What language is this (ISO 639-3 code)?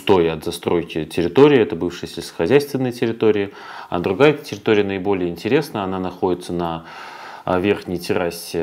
rus